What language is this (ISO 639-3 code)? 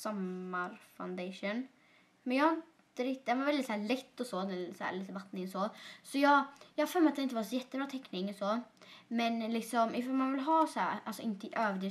swe